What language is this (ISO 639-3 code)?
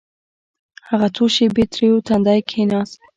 pus